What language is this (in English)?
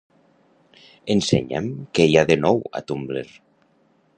Catalan